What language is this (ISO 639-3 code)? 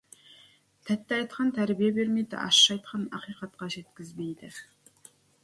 kaz